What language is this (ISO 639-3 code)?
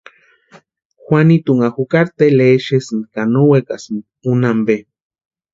pua